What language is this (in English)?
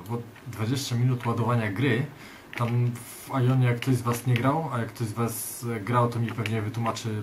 Polish